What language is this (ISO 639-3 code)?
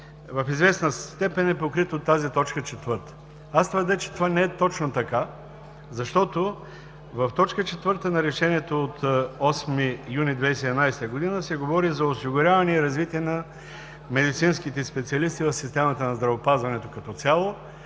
bul